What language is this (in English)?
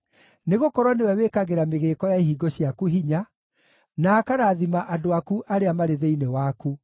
Kikuyu